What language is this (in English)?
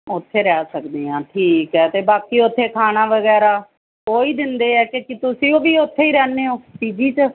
Punjabi